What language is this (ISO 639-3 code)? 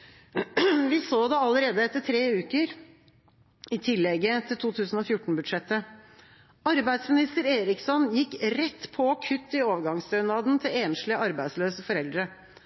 nob